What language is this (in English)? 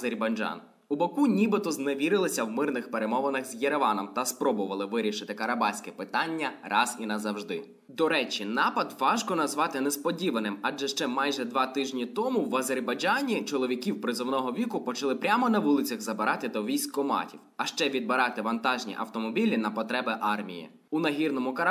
Ukrainian